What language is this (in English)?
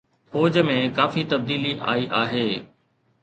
Sindhi